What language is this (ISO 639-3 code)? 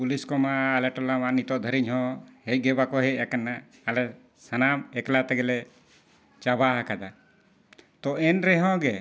sat